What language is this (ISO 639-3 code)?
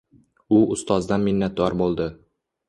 uzb